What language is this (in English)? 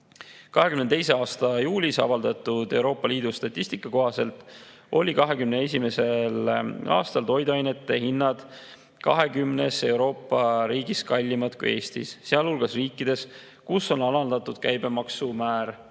Estonian